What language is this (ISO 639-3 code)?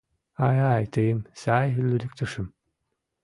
chm